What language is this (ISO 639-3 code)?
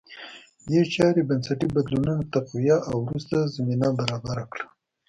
pus